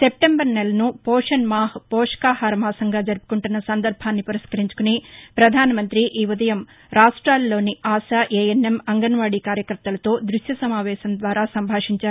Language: Telugu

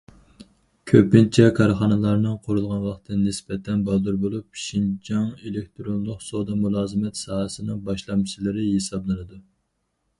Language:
Uyghur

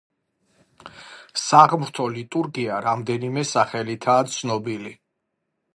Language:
Georgian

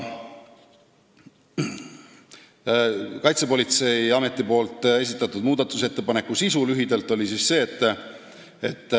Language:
Estonian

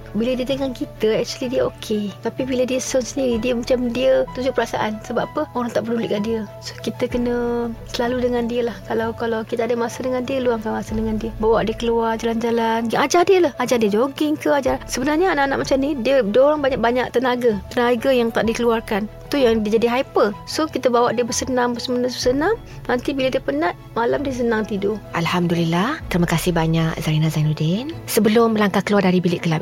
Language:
Malay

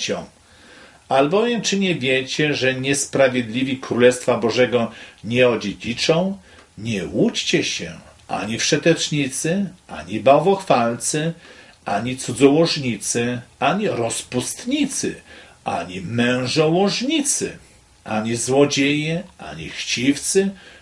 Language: Polish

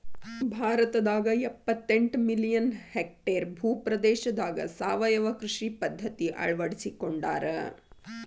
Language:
Kannada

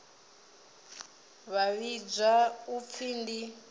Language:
Venda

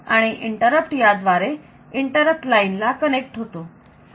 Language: Marathi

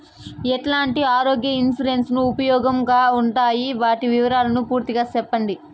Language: Telugu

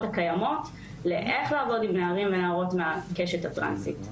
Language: Hebrew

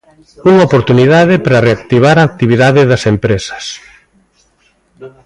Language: Galician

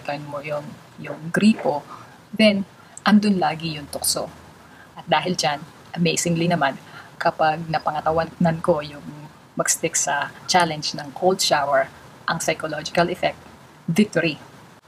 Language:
Filipino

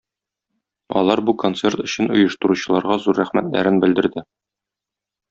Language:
Tatar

